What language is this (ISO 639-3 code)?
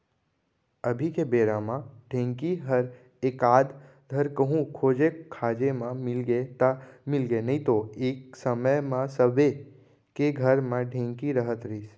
hne